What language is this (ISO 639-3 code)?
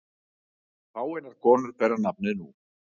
isl